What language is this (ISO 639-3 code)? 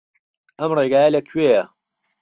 ckb